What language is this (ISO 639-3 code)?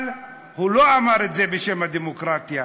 heb